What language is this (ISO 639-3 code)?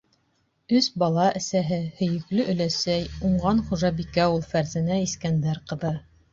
bak